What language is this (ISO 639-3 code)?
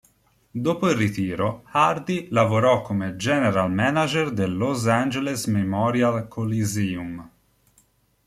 ita